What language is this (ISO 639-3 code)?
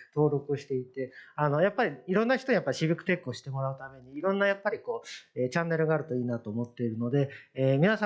jpn